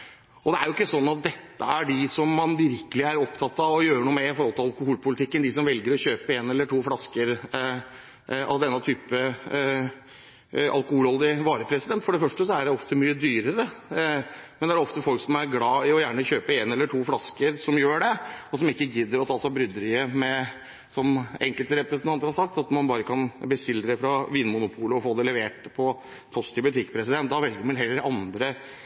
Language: Norwegian Bokmål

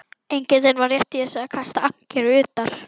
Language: Icelandic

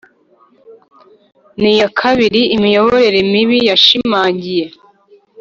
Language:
Kinyarwanda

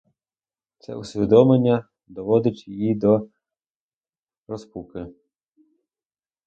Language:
Ukrainian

